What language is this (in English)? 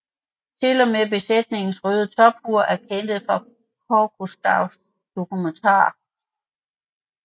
Danish